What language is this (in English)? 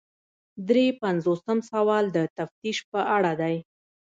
Pashto